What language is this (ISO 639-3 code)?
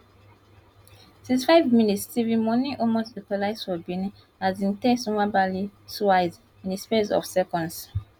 pcm